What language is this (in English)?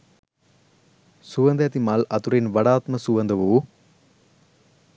Sinhala